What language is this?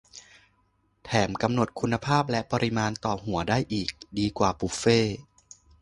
Thai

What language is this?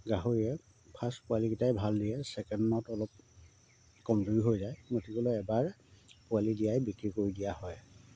Assamese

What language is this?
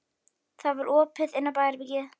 Icelandic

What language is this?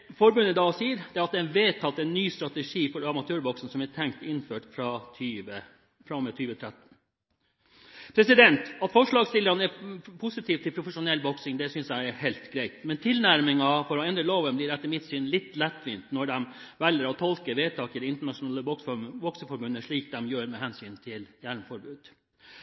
Norwegian Bokmål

